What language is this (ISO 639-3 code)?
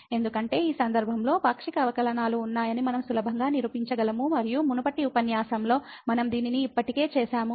tel